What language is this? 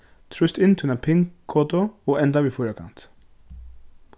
Faroese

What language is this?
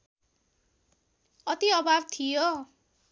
Nepali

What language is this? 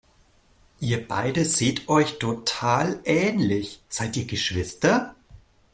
German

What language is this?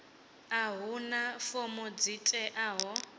Venda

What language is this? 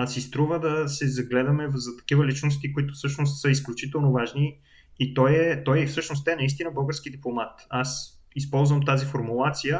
Bulgarian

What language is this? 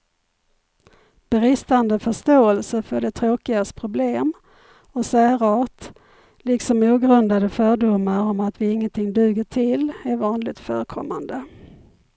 Swedish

